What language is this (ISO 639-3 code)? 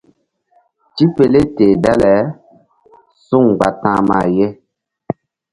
mdd